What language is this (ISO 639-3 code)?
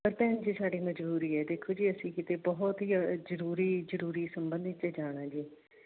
pan